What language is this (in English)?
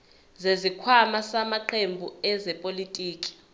Zulu